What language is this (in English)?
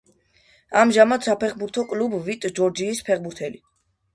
Georgian